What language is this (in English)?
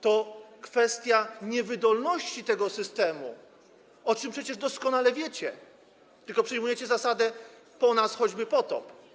Polish